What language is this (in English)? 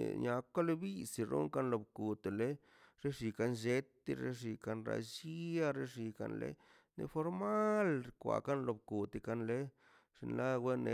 Mazaltepec Zapotec